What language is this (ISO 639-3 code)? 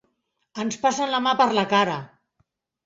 cat